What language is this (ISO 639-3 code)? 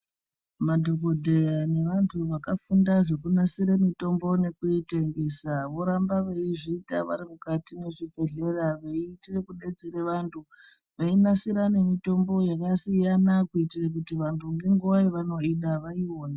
ndc